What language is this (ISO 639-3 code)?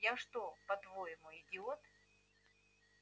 rus